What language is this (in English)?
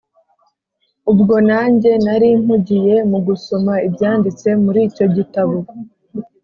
Kinyarwanda